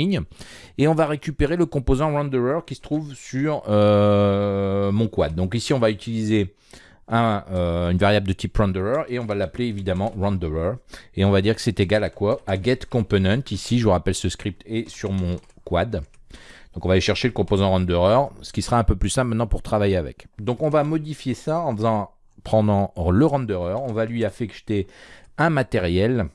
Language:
French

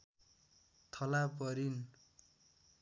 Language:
Nepali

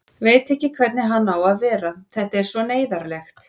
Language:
Icelandic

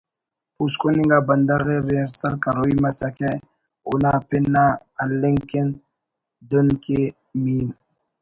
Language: Brahui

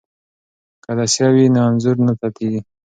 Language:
Pashto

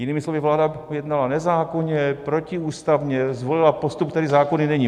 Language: Czech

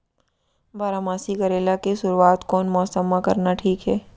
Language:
Chhattisgarhi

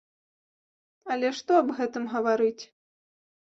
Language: Belarusian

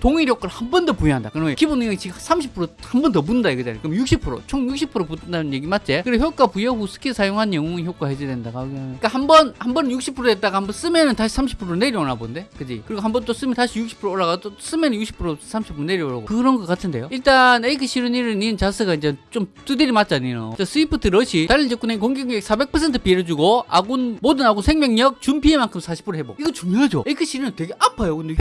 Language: Korean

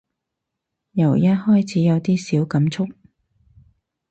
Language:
Cantonese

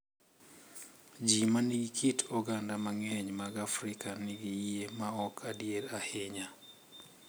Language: Luo (Kenya and Tanzania)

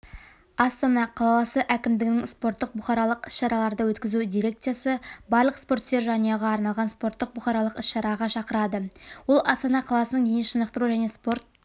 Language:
Kazakh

